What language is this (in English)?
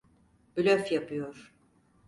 Turkish